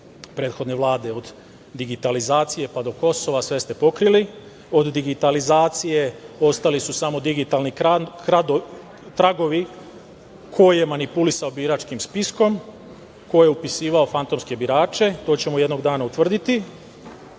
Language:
Serbian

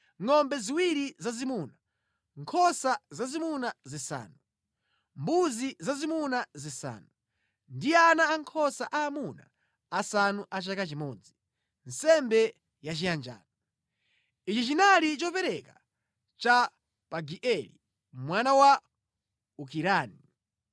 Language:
Nyanja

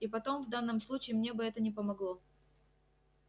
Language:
Russian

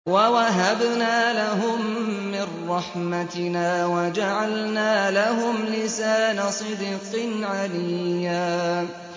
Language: Arabic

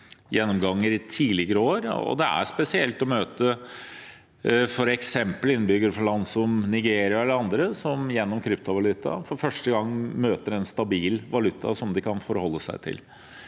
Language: Norwegian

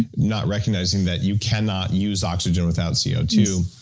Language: English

